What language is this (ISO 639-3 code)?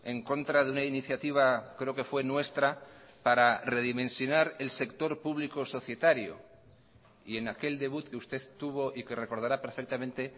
spa